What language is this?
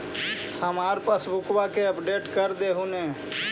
Magahi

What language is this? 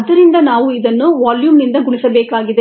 Kannada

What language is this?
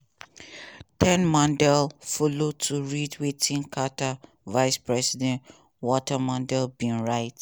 Nigerian Pidgin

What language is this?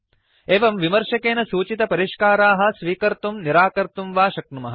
Sanskrit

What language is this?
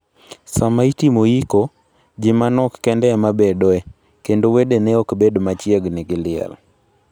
Luo (Kenya and Tanzania)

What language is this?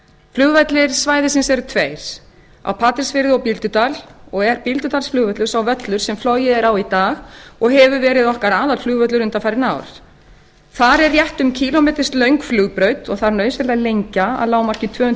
Icelandic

